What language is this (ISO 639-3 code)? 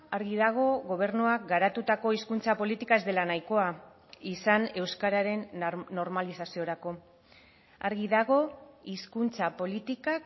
eus